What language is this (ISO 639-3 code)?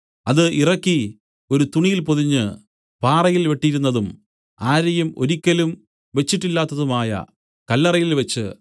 mal